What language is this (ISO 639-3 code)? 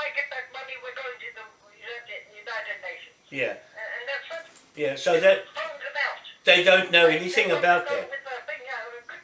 eng